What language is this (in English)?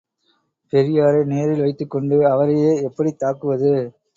Tamil